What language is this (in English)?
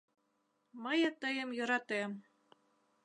Mari